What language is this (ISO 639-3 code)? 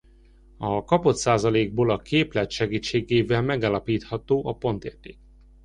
hun